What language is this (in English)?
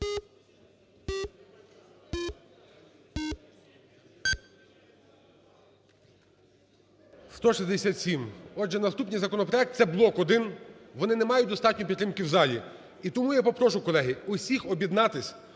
Ukrainian